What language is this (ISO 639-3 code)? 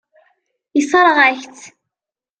kab